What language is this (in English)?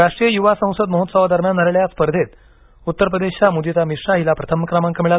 Marathi